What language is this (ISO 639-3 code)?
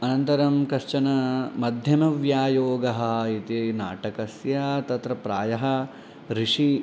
san